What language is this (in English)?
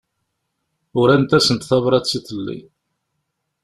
Kabyle